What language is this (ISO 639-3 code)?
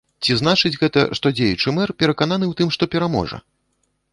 bel